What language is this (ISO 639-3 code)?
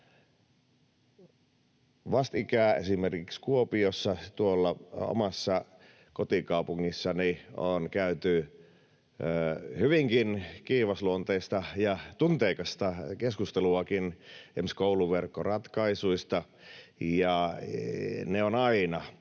fin